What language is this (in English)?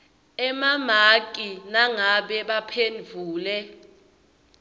Swati